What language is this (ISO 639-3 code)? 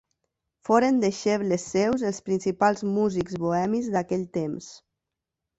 cat